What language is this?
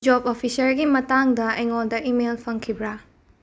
Manipuri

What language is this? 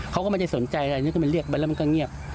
Thai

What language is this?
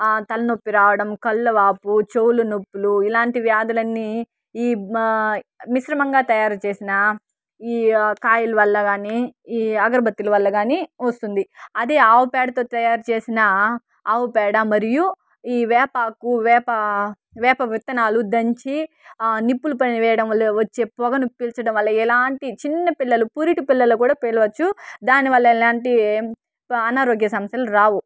Telugu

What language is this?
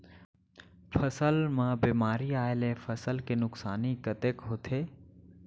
Chhattisgarhi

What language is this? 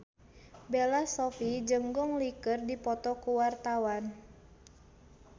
Sundanese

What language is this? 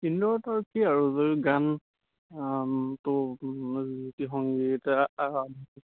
Assamese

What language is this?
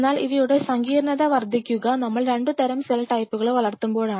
Malayalam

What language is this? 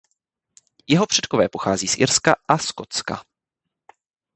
Czech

